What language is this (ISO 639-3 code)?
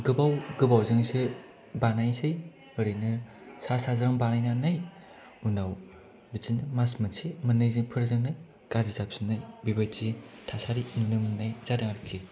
brx